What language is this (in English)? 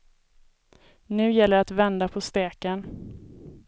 Swedish